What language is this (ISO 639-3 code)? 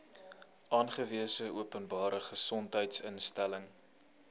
afr